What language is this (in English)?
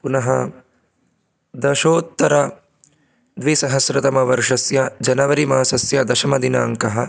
Sanskrit